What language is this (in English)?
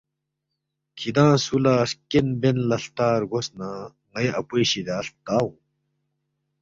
Balti